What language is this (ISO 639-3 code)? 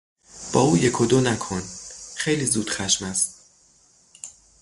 fas